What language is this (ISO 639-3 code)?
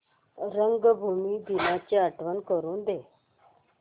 mar